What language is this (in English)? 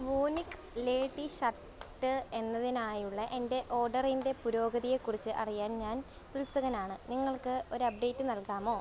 Malayalam